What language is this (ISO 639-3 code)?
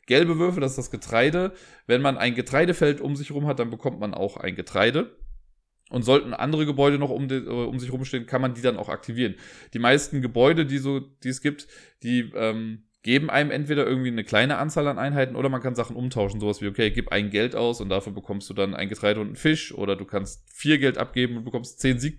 deu